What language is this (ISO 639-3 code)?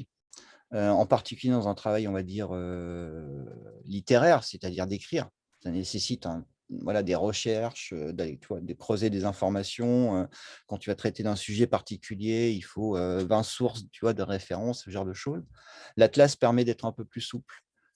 fra